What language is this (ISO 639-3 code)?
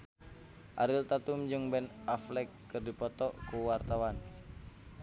sun